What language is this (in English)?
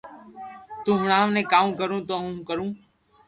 Loarki